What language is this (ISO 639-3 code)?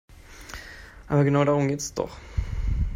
deu